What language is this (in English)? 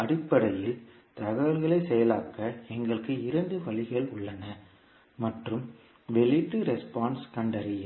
Tamil